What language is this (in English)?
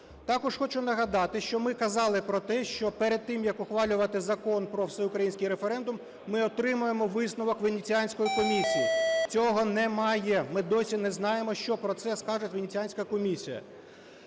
Ukrainian